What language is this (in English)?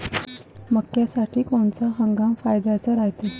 Marathi